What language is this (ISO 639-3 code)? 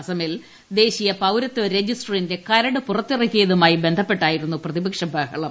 mal